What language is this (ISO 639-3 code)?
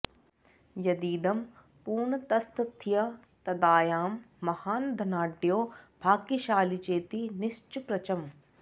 san